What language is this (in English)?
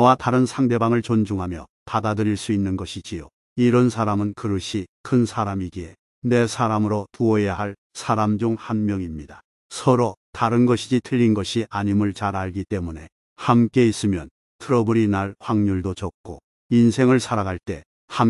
Korean